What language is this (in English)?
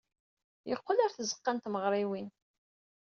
Kabyle